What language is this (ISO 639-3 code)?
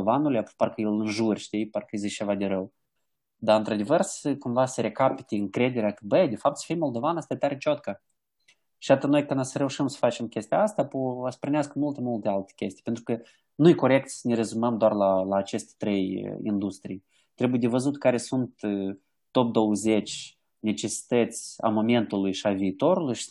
ron